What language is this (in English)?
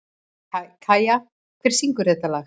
Icelandic